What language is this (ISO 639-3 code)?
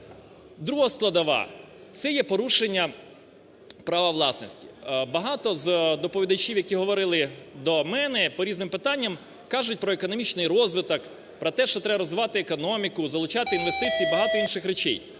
ukr